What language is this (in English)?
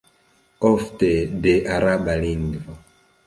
Esperanto